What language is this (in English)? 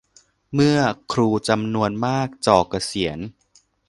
Thai